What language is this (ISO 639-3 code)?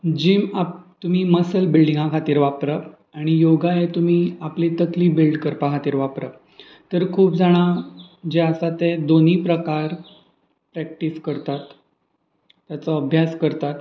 kok